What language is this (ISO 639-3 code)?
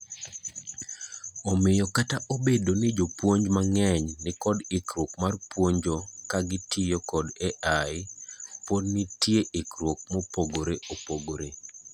luo